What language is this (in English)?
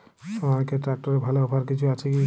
Bangla